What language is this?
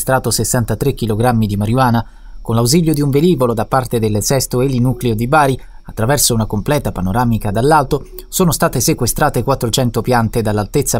Italian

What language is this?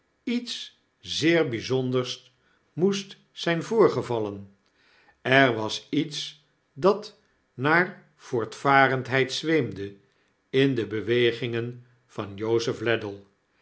Dutch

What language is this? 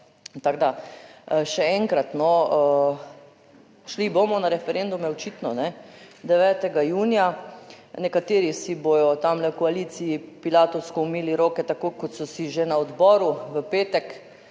Slovenian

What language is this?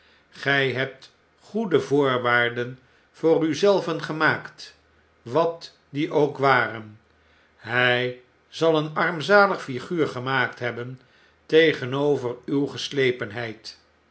Dutch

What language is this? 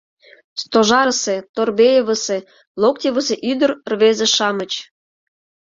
Mari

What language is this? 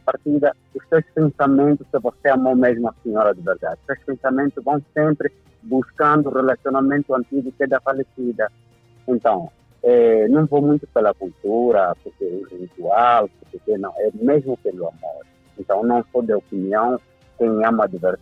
Portuguese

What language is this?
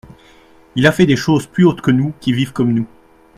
French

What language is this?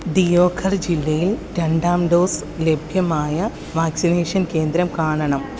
Malayalam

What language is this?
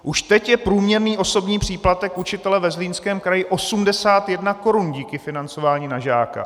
Czech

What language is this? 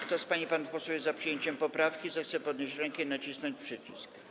Polish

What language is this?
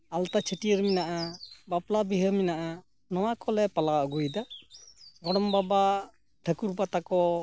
Santali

